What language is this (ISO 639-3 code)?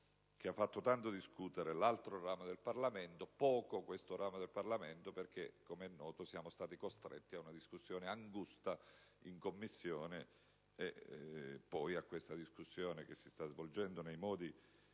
ita